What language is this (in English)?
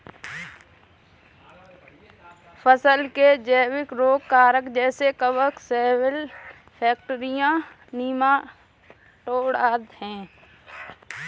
Hindi